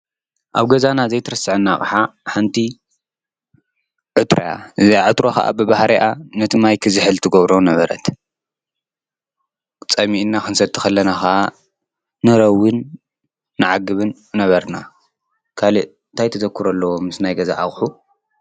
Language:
Tigrinya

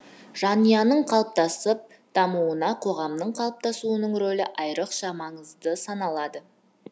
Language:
Kazakh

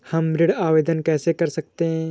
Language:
Hindi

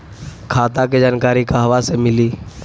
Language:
Bhojpuri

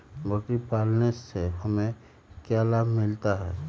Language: Magahi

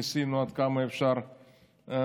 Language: Hebrew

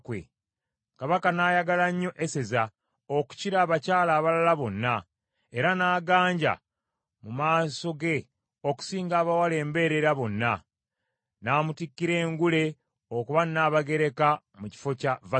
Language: Ganda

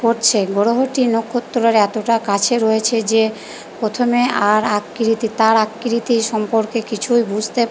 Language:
Bangla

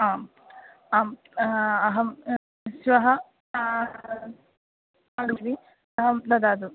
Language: Sanskrit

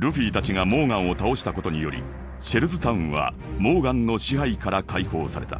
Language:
Japanese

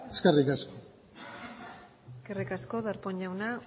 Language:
Basque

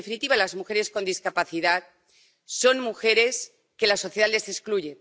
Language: Spanish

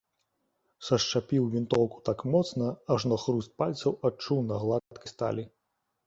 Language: Belarusian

